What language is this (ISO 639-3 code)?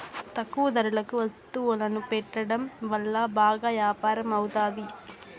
tel